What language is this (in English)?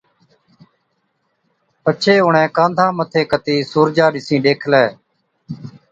Od